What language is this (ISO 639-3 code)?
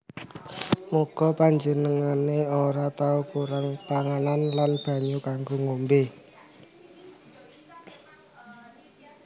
jav